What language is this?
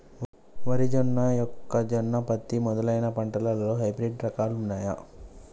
Telugu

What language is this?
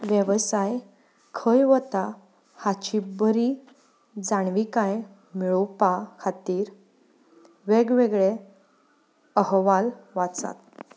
Konkani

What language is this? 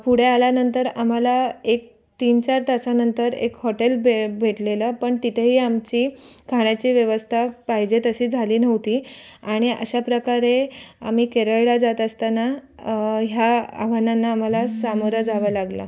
Marathi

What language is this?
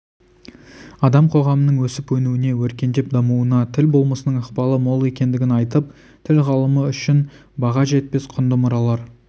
Kazakh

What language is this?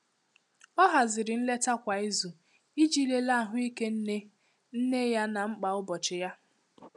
Igbo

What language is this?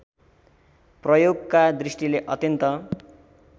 Nepali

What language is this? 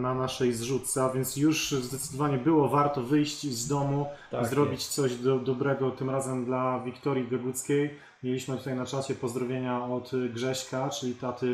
Polish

